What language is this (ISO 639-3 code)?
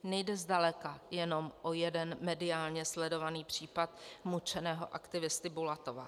ces